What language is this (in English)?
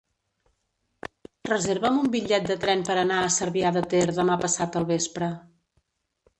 Catalan